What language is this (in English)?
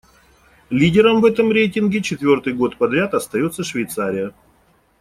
Russian